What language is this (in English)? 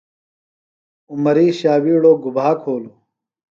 Phalura